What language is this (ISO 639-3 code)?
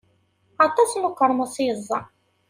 kab